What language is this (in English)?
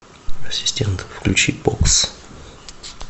Russian